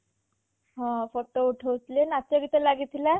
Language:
Odia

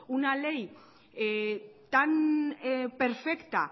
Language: Spanish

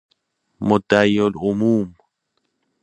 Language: Persian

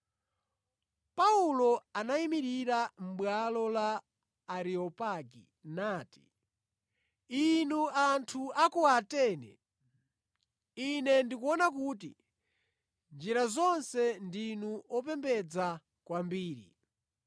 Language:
Nyanja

